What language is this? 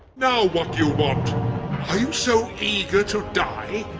English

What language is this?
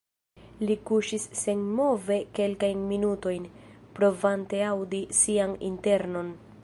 Esperanto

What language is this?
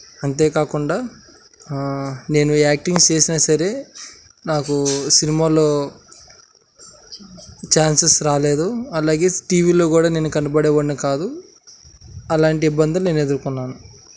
Telugu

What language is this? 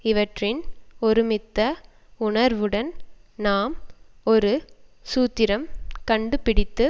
Tamil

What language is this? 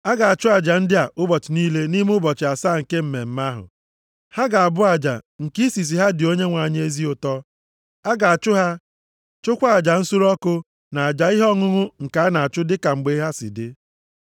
Igbo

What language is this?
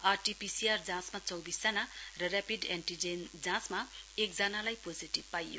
Nepali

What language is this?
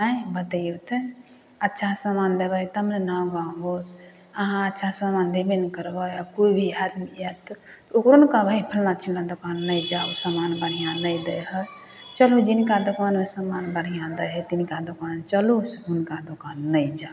Maithili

